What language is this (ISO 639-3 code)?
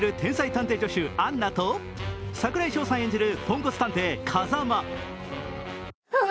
jpn